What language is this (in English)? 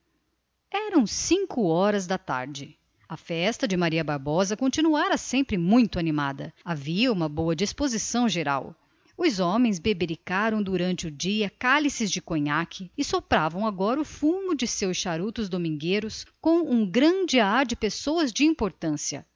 Portuguese